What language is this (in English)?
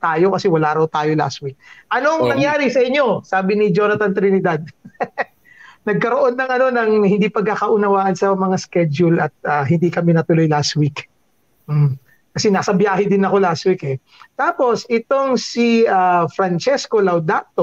Filipino